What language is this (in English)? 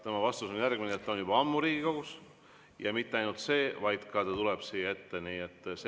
Estonian